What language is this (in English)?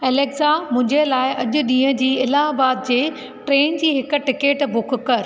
Sindhi